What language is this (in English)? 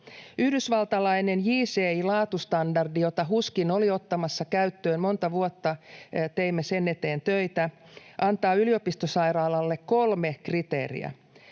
Finnish